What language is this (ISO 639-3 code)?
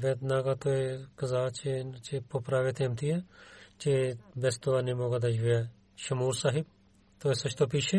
bul